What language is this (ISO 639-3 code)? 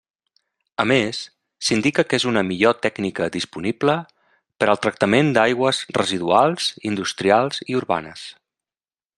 cat